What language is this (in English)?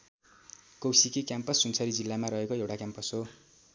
Nepali